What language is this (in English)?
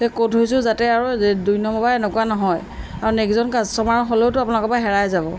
Assamese